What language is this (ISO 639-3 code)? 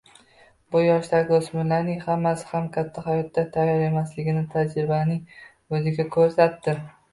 uzb